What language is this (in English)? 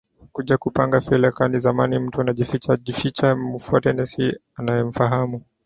Swahili